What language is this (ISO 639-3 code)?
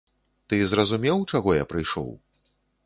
bel